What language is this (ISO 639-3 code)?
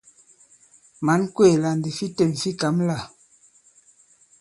abb